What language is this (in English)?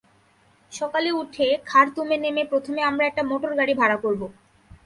Bangla